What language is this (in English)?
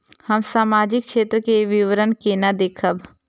Maithili